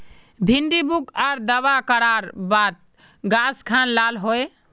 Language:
Magahi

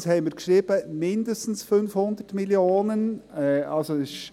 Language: Swiss German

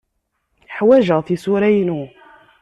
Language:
Kabyle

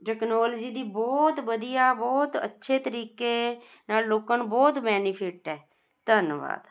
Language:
Punjabi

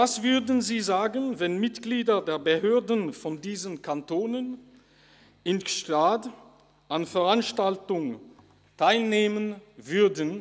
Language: Swiss German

